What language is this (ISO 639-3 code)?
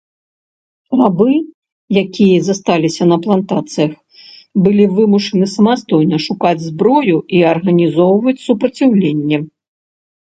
bel